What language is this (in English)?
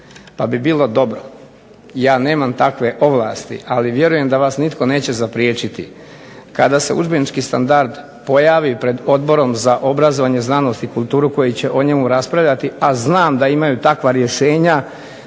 Croatian